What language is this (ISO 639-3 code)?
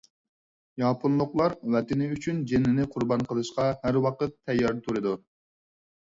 uig